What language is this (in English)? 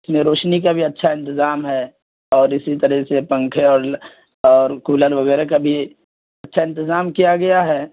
Urdu